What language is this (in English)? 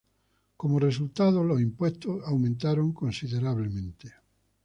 Spanish